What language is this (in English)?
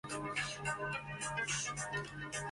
Chinese